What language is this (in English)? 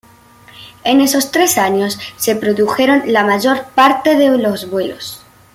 Spanish